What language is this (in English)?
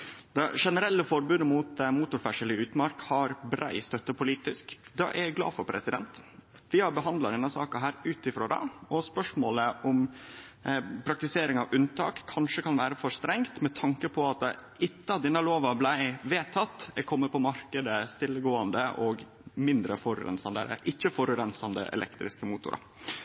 Norwegian Nynorsk